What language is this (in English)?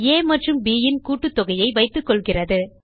Tamil